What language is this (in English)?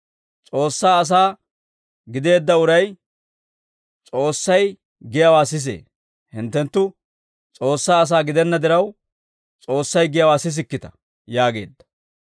Dawro